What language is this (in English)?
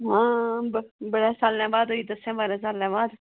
Dogri